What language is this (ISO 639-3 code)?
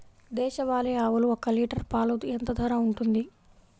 tel